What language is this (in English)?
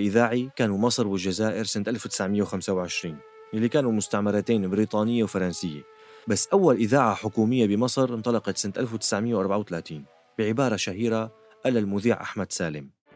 Arabic